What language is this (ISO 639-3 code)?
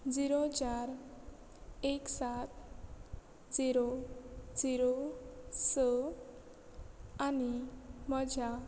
kok